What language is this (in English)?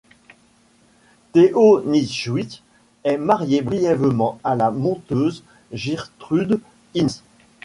French